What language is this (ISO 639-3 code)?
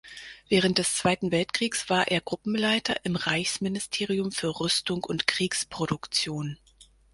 deu